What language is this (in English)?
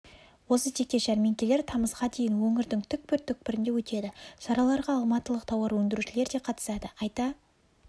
Kazakh